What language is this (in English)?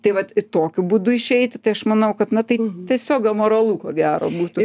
Lithuanian